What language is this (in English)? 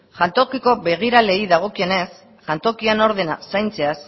Basque